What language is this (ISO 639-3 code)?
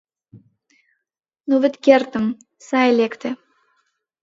chm